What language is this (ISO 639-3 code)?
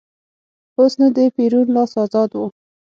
pus